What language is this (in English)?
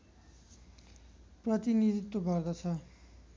Nepali